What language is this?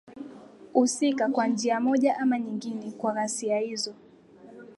Swahili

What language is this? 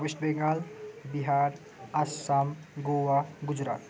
Nepali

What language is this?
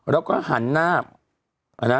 Thai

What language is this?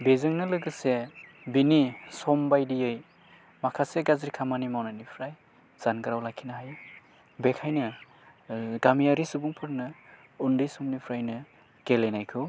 Bodo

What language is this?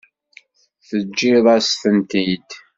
Kabyle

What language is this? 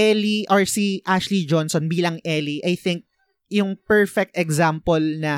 Filipino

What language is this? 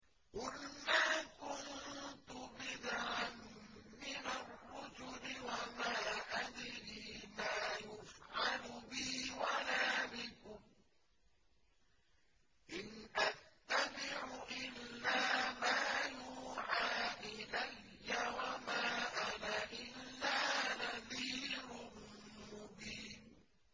Arabic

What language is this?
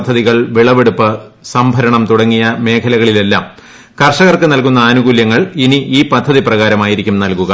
Malayalam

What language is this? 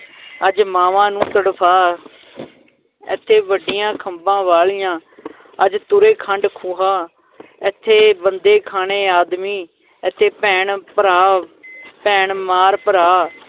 Punjabi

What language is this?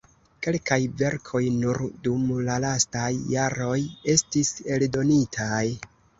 Esperanto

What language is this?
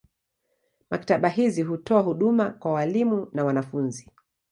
Swahili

